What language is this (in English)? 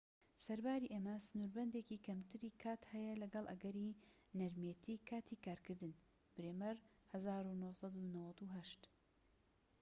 Central Kurdish